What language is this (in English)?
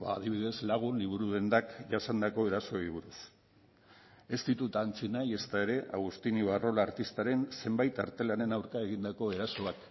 Basque